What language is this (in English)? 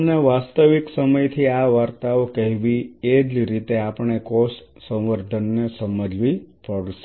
Gujarati